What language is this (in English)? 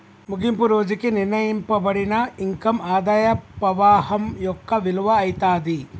Telugu